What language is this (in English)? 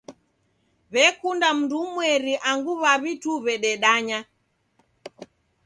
Taita